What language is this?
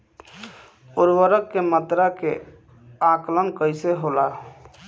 Bhojpuri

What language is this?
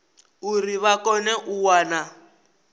Venda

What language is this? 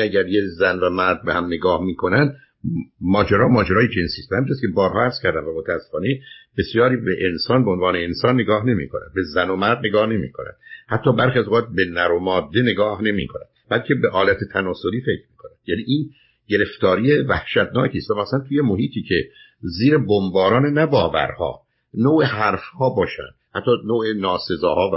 Persian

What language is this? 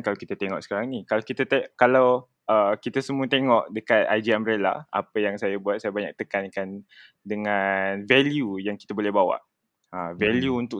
Malay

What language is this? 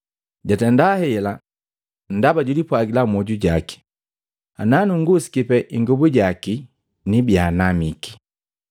Matengo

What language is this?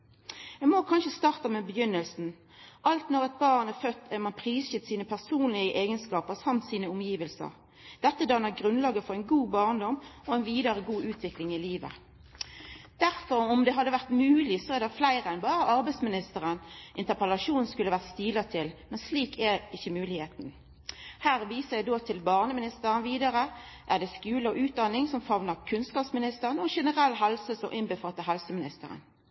Norwegian Nynorsk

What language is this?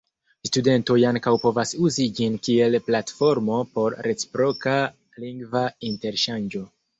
Esperanto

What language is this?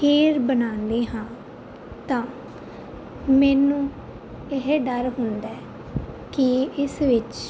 Punjabi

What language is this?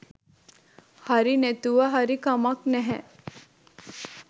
Sinhala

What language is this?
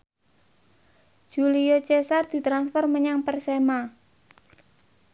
Javanese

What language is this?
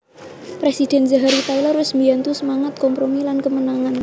Javanese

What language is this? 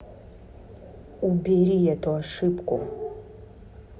Russian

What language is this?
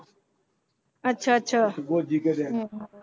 Punjabi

